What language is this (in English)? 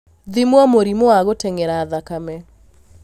Kikuyu